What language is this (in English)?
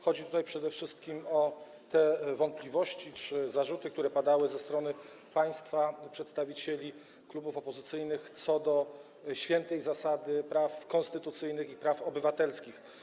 Polish